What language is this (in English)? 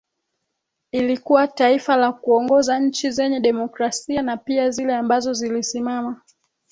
Swahili